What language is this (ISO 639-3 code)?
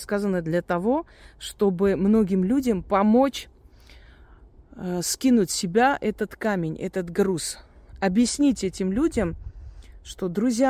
rus